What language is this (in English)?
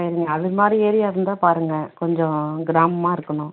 Tamil